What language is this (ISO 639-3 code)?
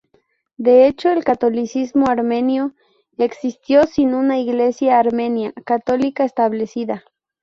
spa